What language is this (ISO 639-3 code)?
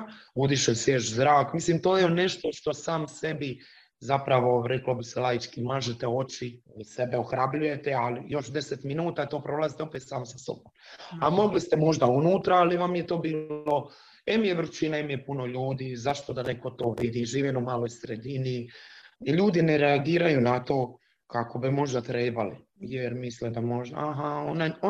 hrv